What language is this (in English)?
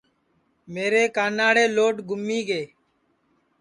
Sansi